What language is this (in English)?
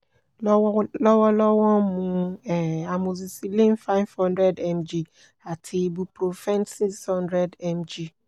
Yoruba